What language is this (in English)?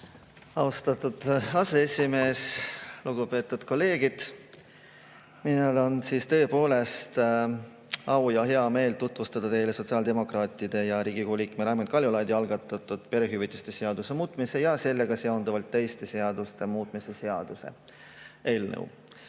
Estonian